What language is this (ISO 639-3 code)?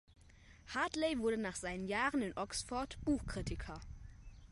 deu